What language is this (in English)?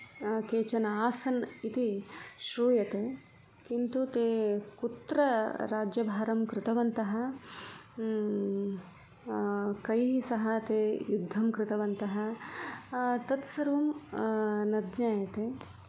Sanskrit